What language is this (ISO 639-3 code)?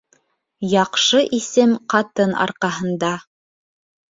bak